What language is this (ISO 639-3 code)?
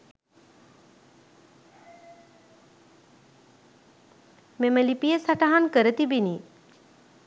sin